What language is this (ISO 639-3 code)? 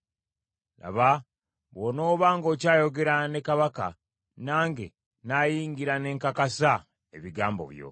lug